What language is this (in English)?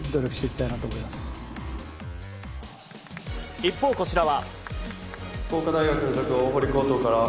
Japanese